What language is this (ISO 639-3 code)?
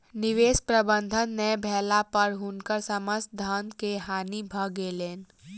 mai